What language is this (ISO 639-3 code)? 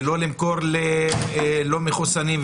heb